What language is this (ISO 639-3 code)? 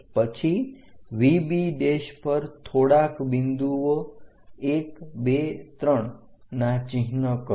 guj